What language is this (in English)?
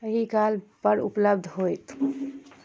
Maithili